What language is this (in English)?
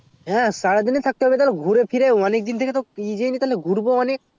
Bangla